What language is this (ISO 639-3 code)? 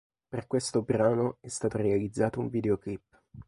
ita